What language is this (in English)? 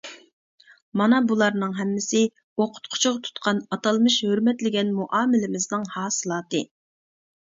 Uyghur